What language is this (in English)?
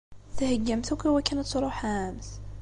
Kabyle